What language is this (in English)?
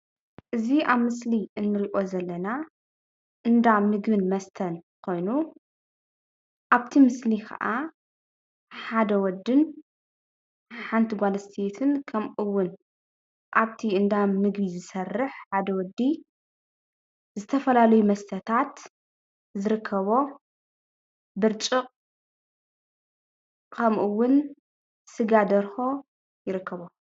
Tigrinya